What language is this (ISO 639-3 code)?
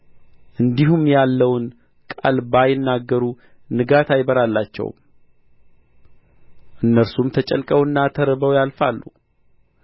amh